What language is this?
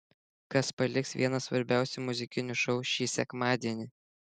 Lithuanian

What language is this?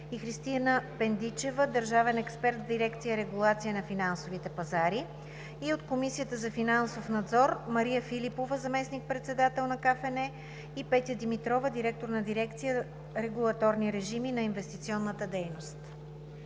Bulgarian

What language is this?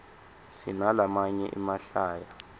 Swati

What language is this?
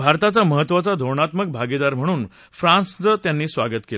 Marathi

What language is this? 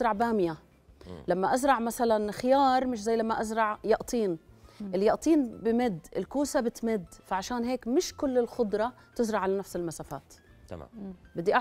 Arabic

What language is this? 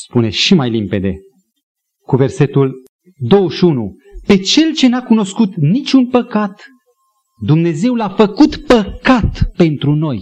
Romanian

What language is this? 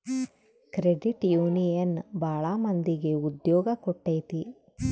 Kannada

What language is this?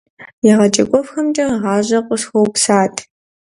Kabardian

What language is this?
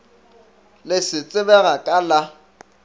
Northern Sotho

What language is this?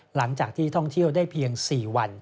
Thai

